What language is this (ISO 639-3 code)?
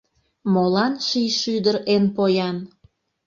chm